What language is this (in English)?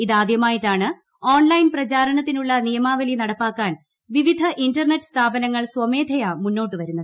Malayalam